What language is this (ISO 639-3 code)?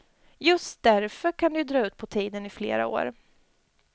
swe